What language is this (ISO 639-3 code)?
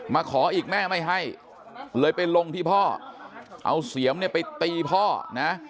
tha